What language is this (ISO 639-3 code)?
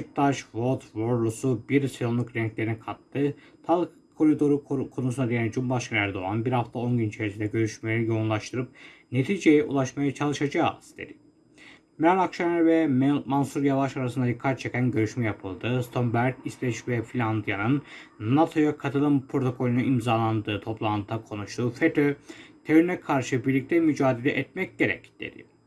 tur